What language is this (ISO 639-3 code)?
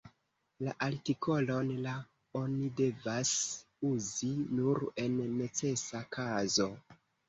epo